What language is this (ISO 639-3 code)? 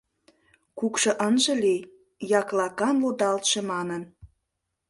chm